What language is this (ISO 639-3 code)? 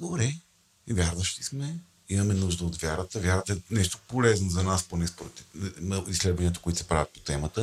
bul